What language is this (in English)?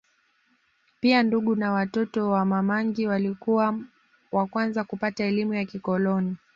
Swahili